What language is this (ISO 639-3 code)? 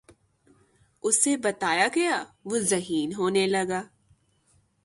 urd